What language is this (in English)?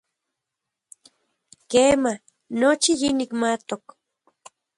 Central Puebla Nahuatl